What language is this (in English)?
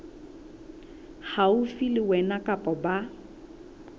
Southern Sotho